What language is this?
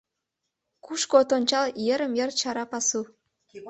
Mari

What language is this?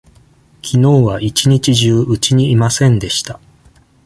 Japanese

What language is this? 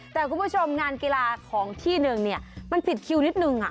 Thai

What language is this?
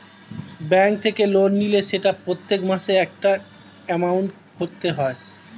Bangla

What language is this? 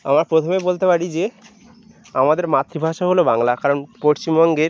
Bangla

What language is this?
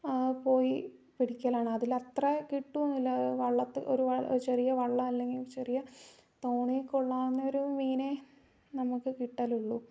Malayalam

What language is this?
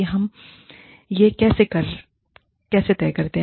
Hindi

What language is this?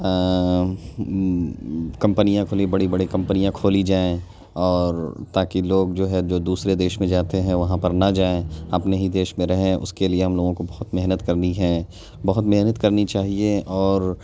Urdu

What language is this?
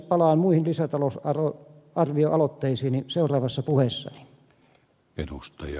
Finnish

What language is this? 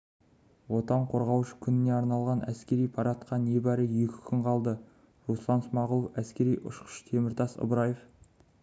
Kazakh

